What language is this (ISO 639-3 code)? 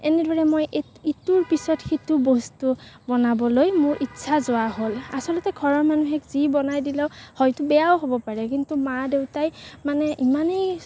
asm